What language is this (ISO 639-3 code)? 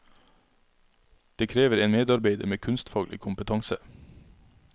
nor